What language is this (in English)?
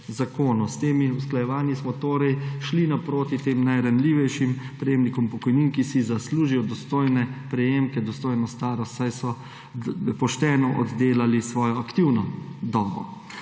Slovenian